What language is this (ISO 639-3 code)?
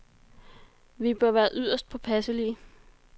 dan